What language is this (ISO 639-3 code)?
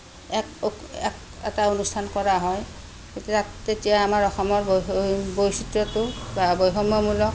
asm